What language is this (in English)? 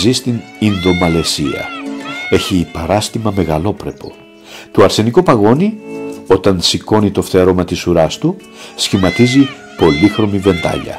Greek